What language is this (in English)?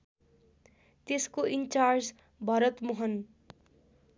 Nepali